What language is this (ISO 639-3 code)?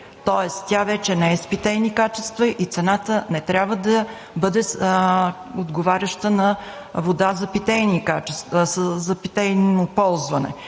bul